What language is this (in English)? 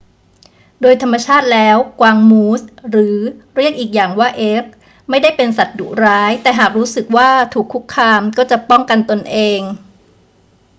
Thai